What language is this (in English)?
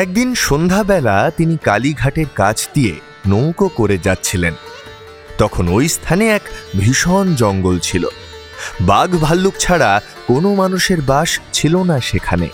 Bangla